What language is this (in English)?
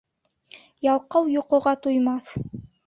Bashkir